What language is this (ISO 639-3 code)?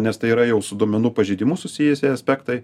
lit